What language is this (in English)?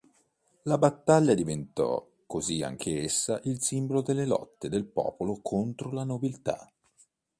Italian